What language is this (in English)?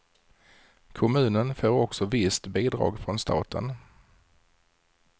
Swedish